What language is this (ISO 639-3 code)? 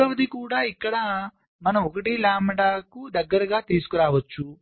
tel